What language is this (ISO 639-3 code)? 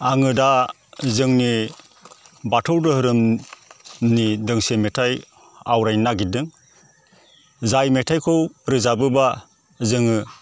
brx